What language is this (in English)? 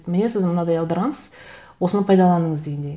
Kazakh